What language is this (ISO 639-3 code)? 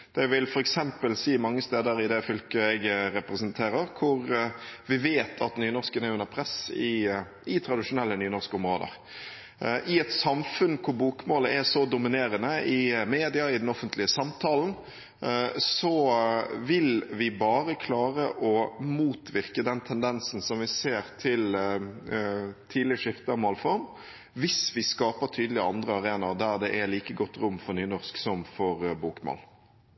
nob